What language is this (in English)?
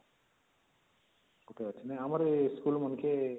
Odia